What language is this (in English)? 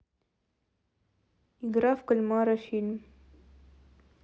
Russian